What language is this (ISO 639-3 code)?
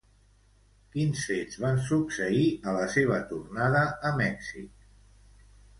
cat